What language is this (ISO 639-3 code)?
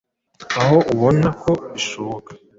kin